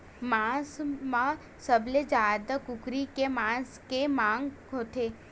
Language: Chhattisgarhi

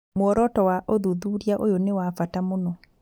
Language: Kikuyu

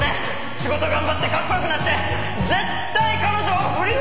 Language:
Japanese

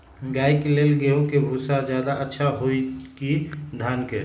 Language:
Magahi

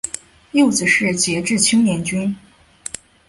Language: Chinese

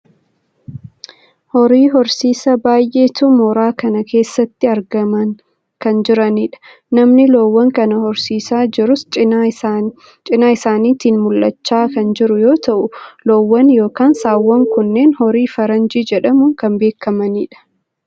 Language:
Oromo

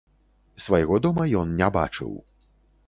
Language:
Belarusian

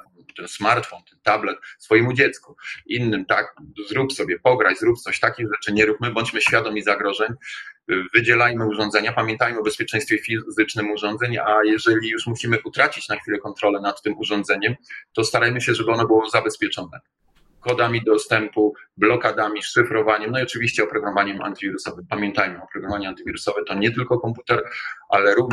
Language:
Polish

